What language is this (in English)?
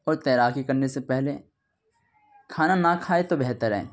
Urdu